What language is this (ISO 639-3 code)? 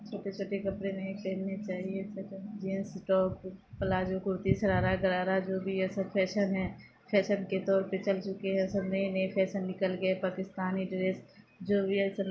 urd